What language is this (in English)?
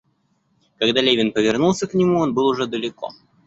Russian